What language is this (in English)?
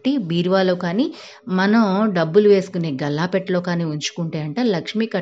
Telugu